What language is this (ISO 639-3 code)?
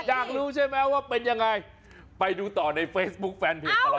tha